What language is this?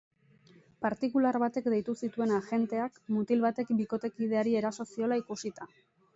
Basque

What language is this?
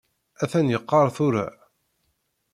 Kabyle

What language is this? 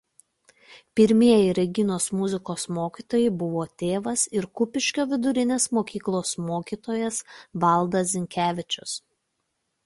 Lithuanian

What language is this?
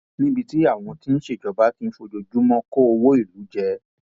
Yoruba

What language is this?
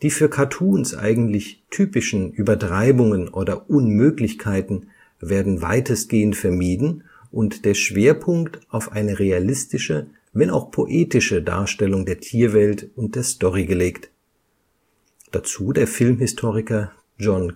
German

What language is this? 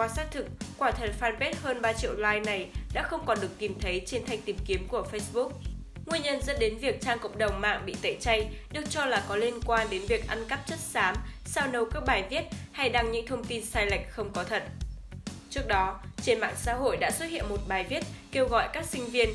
Vietnamese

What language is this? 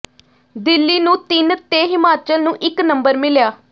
Punjabi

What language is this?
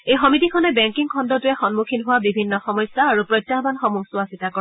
Assamese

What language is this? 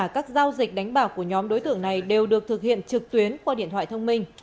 Vietnamese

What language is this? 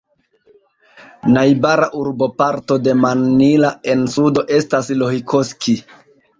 Esperanto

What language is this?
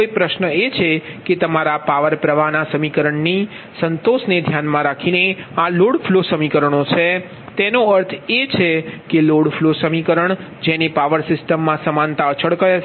Gujarati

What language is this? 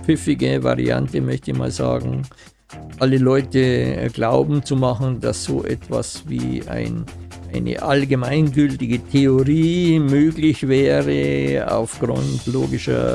German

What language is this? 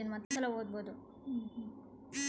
Kannada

